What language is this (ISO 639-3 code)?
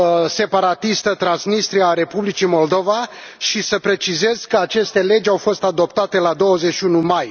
ron